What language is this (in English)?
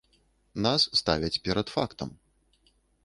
Belarusian